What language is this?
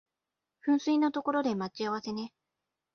Japanese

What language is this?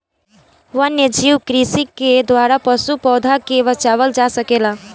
Bhojpuri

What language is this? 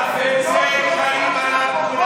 Hebrew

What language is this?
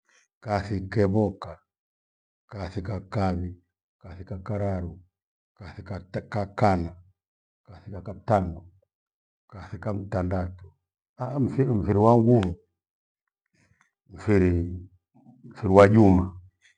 Gweno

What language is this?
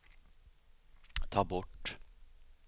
Swedish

